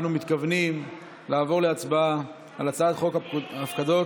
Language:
Hebrew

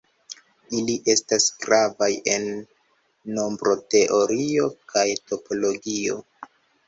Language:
Esperanto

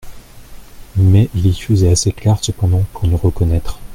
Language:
French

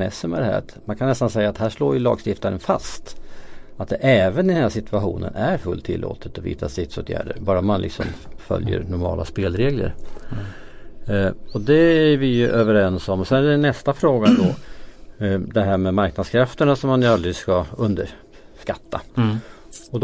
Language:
Swedish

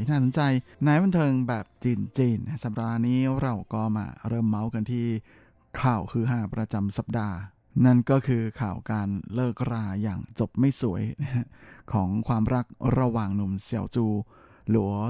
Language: Thai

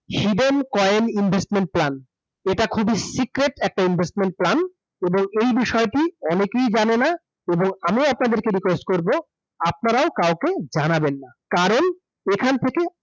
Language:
Bangla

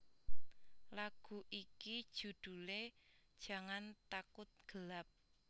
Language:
Javanese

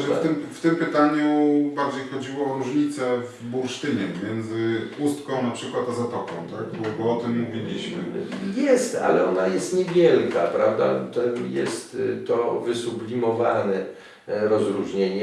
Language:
Polish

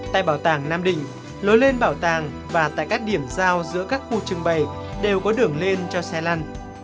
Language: Vietnamese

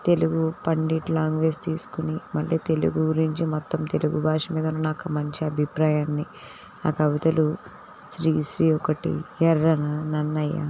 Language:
Telugu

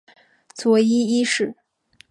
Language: Chinese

